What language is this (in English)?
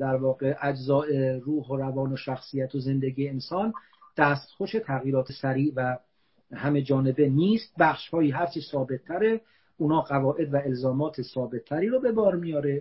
Persian